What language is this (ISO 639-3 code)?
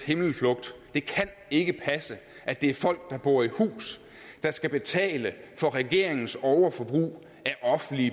dan